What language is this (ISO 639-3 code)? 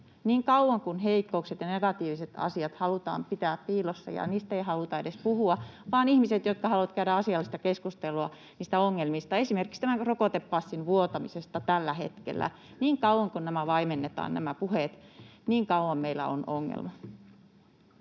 fin